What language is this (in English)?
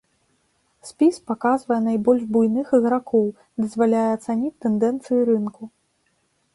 Belarusian